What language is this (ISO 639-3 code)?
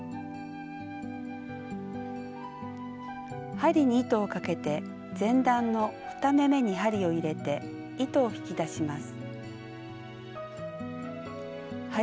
jpn